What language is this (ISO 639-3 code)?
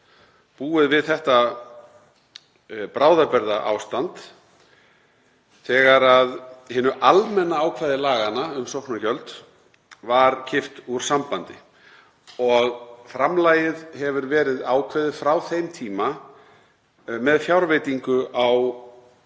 isl